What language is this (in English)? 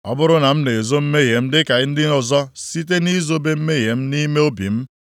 Igbo